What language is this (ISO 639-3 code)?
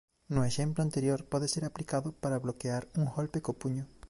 glg